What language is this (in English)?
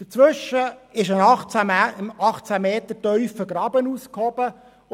Swiss German